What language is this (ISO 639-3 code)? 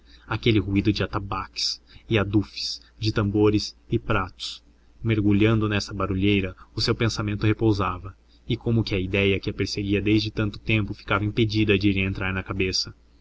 por